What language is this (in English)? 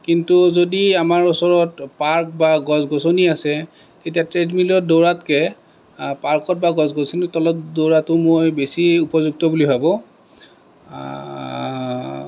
Assamese